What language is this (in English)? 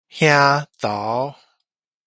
Min Nan Chinese